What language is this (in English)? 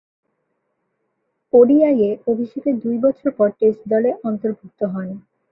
Bangla